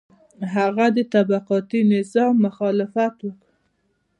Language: Pashto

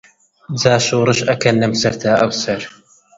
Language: Central Kurdish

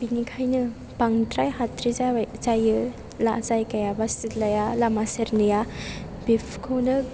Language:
Bodo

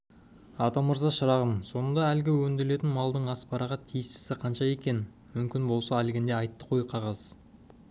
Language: Kazakh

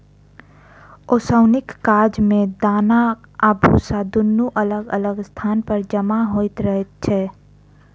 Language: Maithili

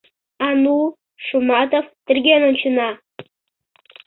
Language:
Mari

